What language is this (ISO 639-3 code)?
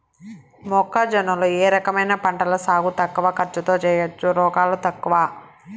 tel